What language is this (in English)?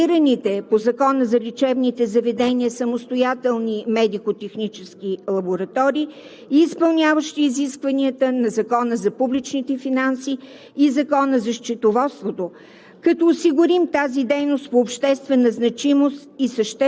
Bulgarian